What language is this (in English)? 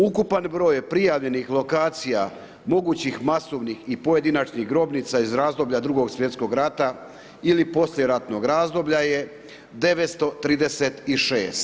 Croatian